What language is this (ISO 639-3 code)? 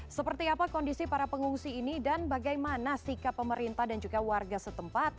ind